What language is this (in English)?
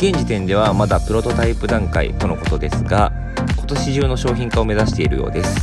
Japanese